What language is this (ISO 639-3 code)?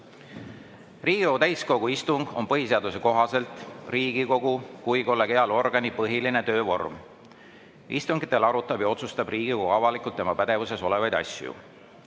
est